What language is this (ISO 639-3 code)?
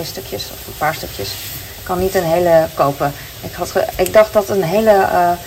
nld